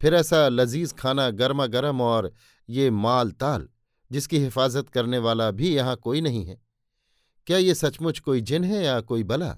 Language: Hindi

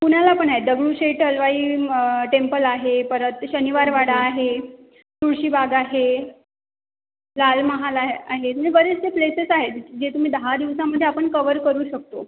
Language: Marathi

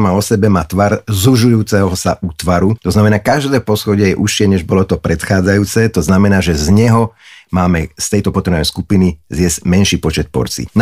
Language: Slovak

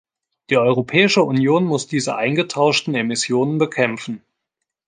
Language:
German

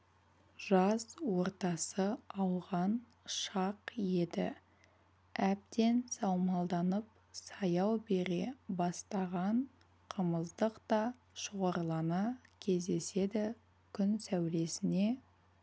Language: Kazakh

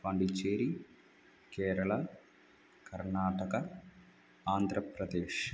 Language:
Sanskrit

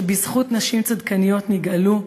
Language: Hebrew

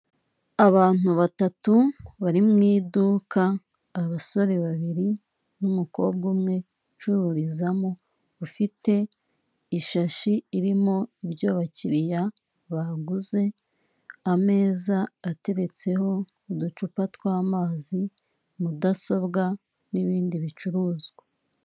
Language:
Kinyarwanda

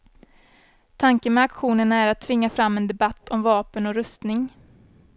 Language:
Swedish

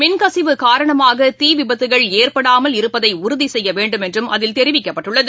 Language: Tamil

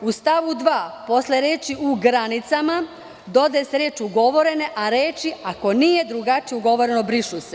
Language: Serbian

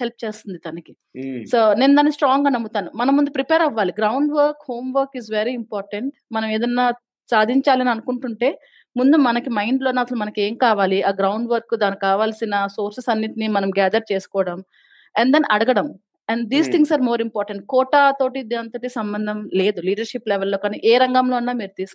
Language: Telugu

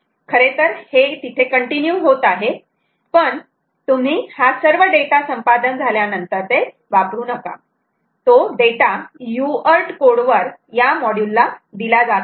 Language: Marathi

